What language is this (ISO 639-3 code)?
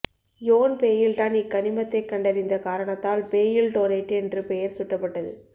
tam